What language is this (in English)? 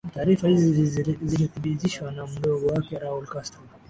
Swahili